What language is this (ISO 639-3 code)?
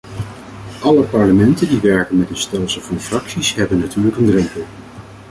nld